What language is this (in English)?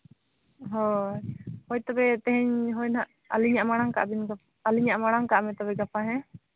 Santali